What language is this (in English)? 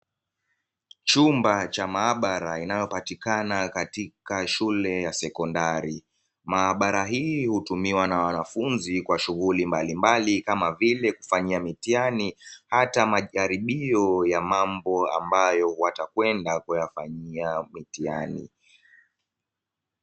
Swahili